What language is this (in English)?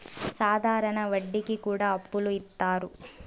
Telugu